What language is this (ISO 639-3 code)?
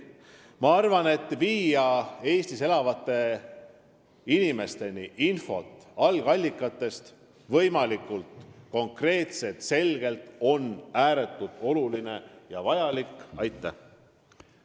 est